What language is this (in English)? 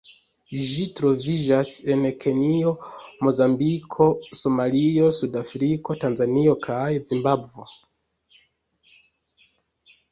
Esperanto